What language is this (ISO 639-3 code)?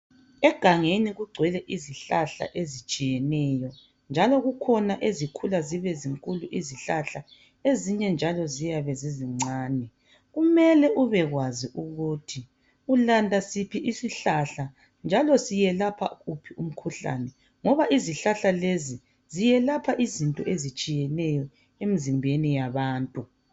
nde